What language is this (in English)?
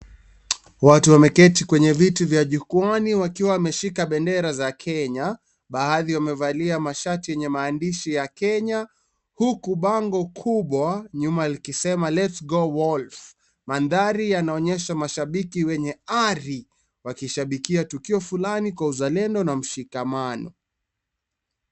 Swahili